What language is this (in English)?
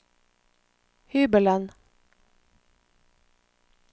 Norwegian